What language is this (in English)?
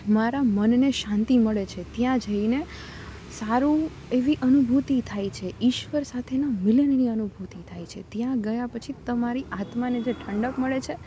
Gujarati